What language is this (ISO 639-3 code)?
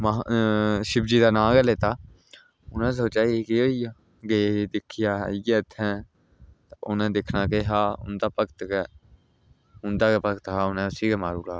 doi